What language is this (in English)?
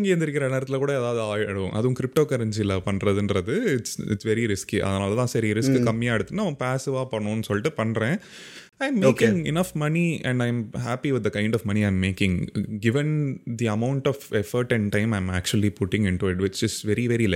Tamil